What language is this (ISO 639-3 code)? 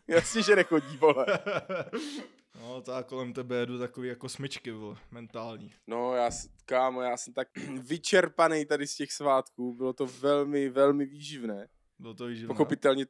ces